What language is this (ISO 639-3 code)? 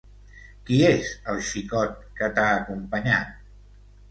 cat